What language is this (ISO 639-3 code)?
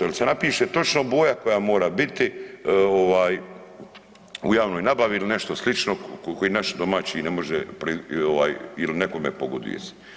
hrv